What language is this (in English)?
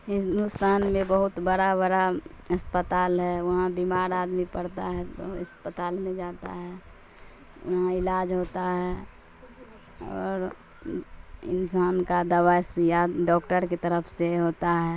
Urdu